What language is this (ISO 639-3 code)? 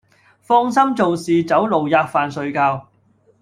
yue